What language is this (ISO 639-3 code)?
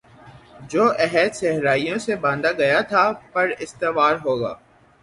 urd